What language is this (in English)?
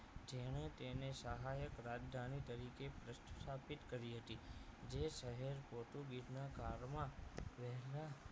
Gujarati